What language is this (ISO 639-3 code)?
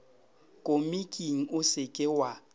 nso